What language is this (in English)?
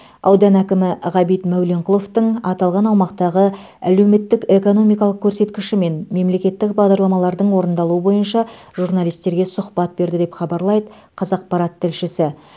Kazakh